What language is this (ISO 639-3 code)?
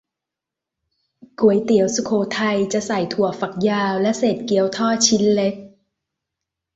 tha